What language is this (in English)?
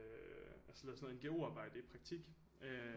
Danish